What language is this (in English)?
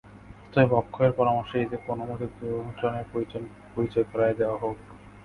Bangla